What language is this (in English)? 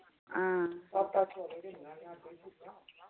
Dogri